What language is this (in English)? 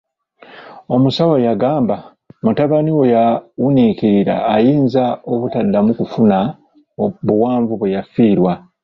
Ganda